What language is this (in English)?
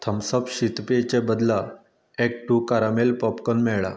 Konkani